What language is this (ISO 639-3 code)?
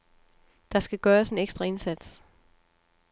dan